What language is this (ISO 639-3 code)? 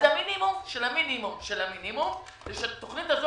heb